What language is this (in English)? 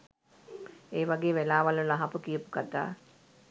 Sinhala